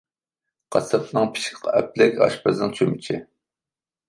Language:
Uyghur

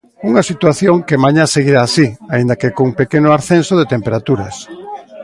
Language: Galician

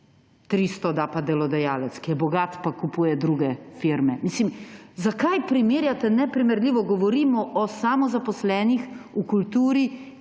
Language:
Slovenian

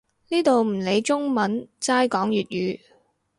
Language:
Cantonese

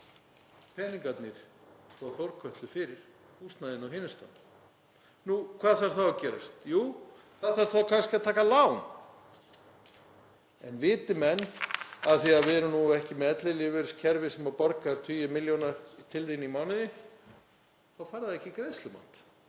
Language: Icelandic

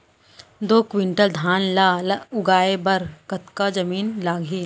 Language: Chhattisgarhi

